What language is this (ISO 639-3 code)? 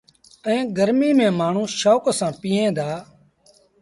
sbn